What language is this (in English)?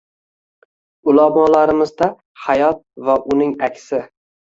Uzbek